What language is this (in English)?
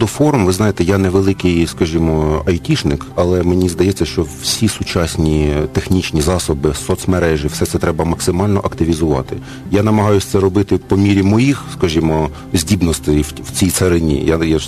Ukrainian